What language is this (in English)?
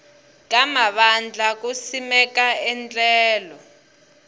Tsonga